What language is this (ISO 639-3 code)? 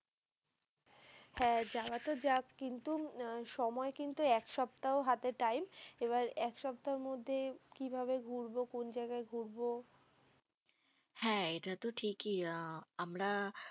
ben